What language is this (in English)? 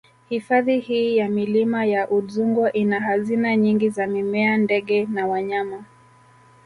Swahili